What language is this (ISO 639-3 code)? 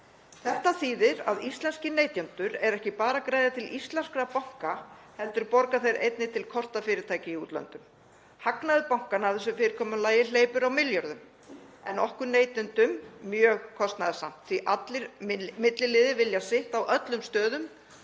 isl